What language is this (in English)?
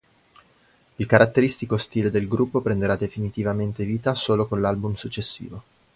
Italian